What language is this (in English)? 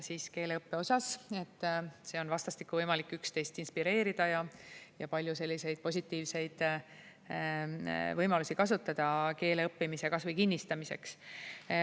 Estonian